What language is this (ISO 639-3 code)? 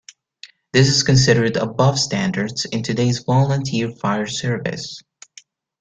eng